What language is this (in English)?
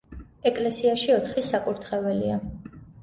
Georgian